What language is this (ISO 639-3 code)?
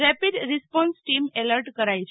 guj